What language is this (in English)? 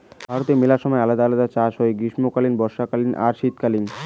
Bangla